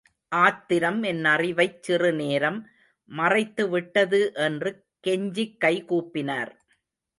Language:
Tamil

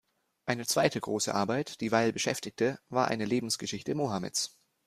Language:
German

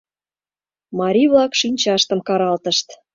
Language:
Mari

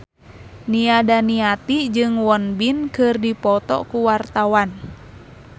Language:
Sundanese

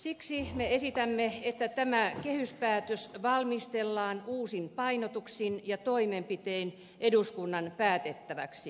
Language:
Finnish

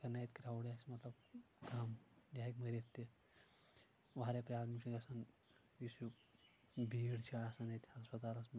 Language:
Kashmiri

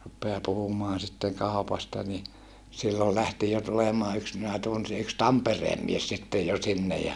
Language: Finnish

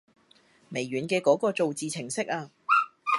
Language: Cantonese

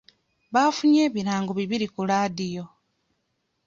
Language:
Ganda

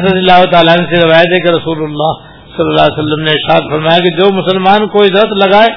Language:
Urdu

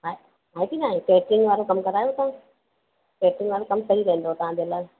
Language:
Sindhi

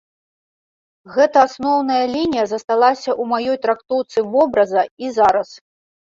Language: Belarusian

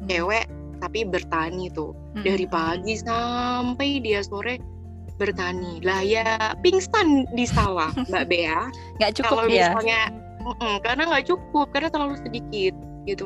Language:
Indonesian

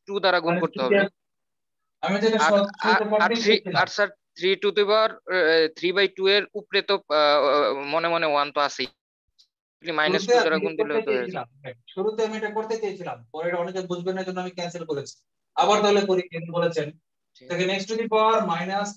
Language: Hindi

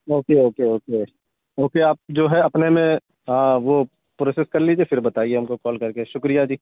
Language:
Urdu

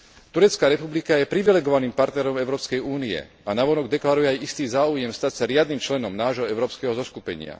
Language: Slovak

